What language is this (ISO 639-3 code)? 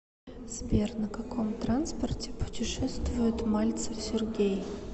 rus